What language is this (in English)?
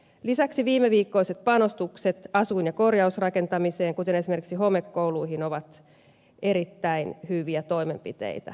Finnish